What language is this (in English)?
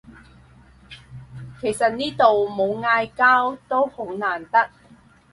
Cantonese